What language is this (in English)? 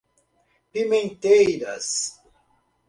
Portuguese